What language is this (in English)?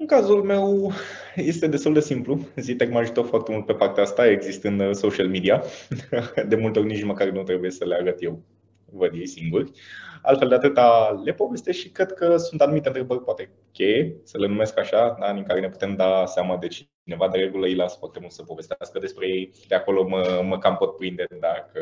Romanian